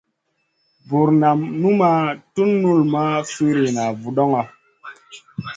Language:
Masana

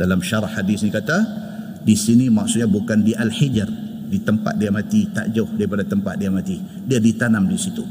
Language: Malay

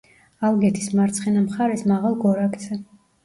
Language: Georgian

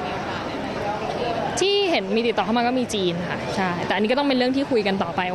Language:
Thai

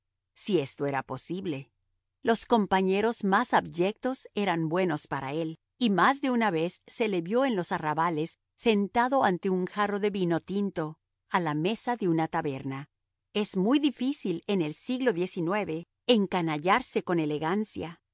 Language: Spanish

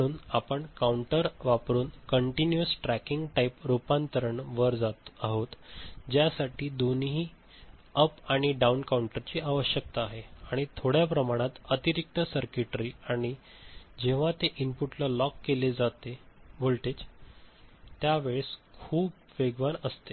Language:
Marathi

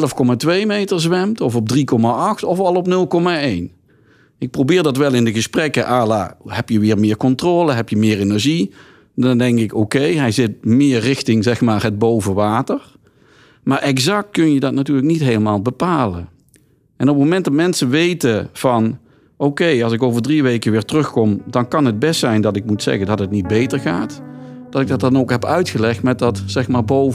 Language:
Dutch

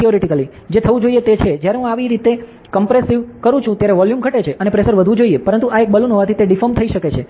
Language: Gujarati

